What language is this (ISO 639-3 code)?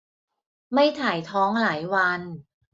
tha